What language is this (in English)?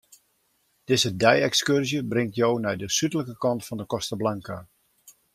Western Frisian